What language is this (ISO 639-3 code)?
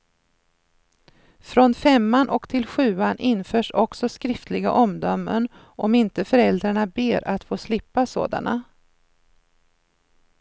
swe